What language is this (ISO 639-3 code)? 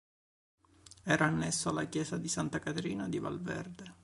ita